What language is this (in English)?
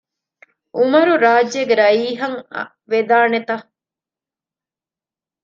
Divehi